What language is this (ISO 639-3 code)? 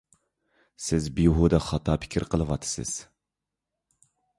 uig